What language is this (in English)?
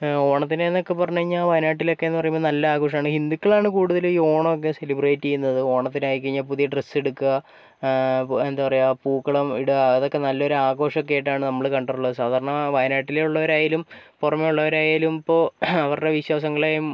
Malayalam